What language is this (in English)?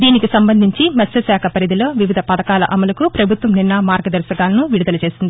Telugu